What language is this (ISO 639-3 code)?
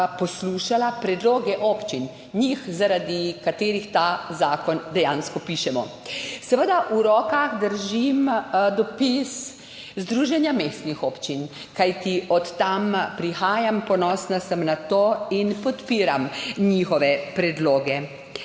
slv